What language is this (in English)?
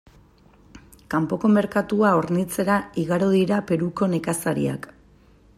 Basque